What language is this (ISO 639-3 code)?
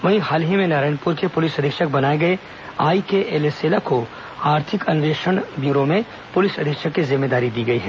hin